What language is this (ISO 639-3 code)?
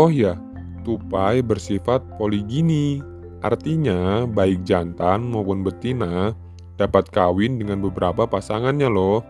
ind